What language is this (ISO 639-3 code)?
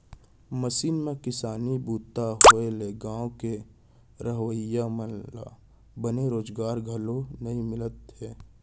hne